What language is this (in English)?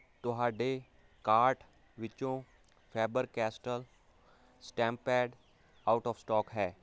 Punjabi